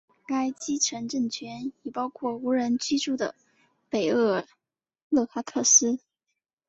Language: Chinese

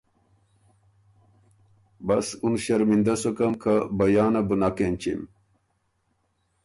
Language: Ormuri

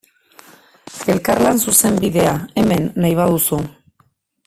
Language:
Basque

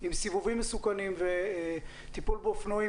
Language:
Hebrew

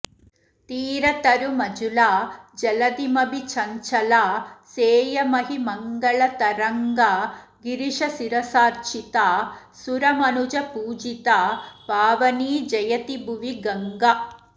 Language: Sanskrit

